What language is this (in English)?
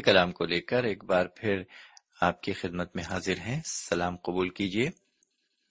Urdu